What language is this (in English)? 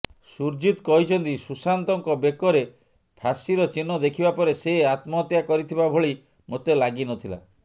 Odia